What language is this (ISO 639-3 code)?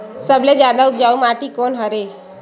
hne